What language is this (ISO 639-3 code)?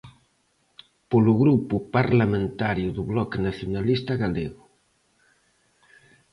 glg